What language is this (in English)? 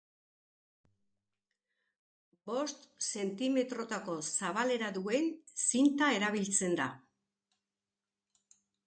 Basque